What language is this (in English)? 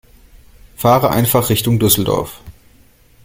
German